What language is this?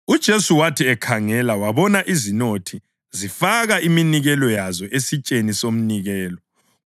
North Ndebele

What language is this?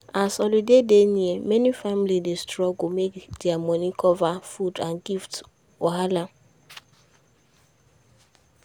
Nigerian Pidgin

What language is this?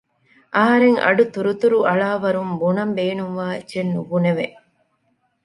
Divehi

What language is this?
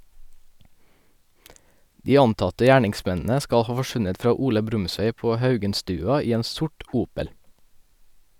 Norwegian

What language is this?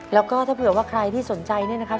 Thai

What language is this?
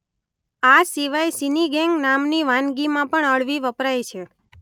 Gujarati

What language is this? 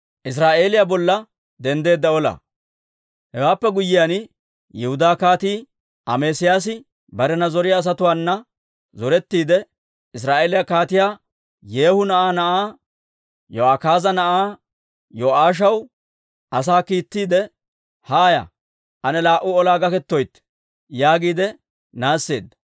Dawro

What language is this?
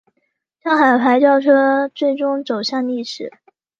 Chinese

